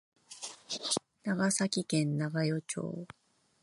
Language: Japanese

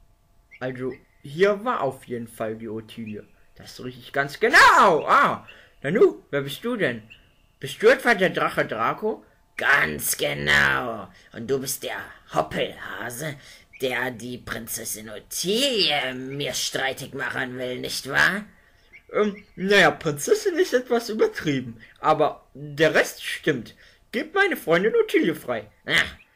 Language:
German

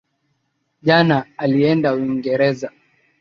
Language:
Swahili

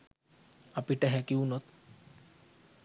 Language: Sinhala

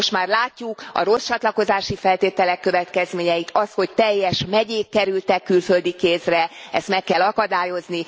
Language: Hungarian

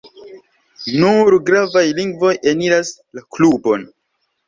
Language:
Esperanto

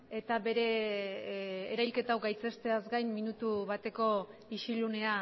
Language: Basque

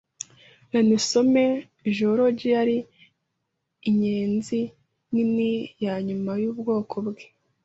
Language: Kinyarwanda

